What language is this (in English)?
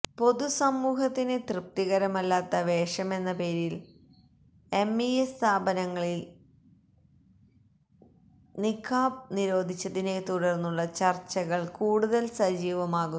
Malayalam